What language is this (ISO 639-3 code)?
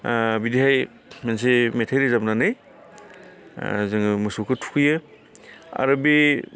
brx